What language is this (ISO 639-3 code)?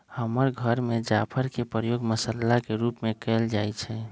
mag